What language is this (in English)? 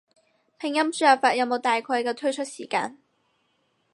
Cantonese